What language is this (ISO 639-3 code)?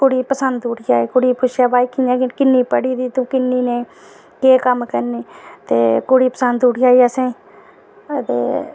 doi